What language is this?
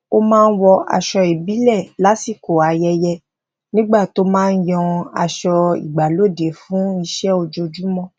Yoruba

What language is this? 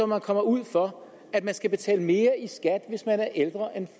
Danish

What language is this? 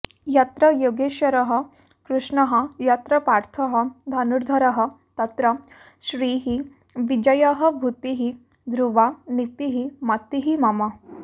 Sanskrit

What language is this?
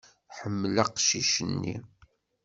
Kabyle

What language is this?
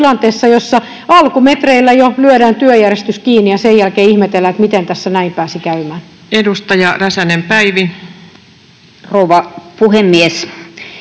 Finnish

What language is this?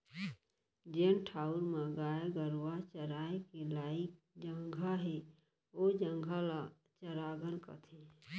Chhattisgarhi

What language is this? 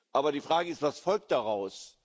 German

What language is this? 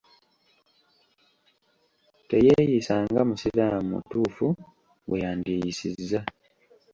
Ganda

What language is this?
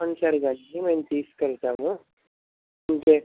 Telugu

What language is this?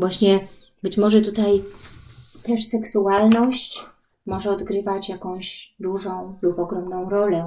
Polish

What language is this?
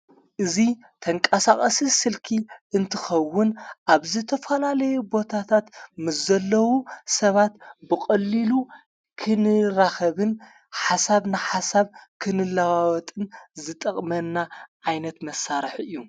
Tigrinya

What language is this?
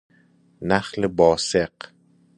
Persian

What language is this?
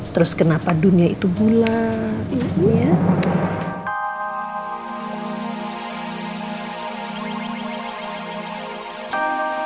Indonesian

